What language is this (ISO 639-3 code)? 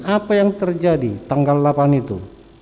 ind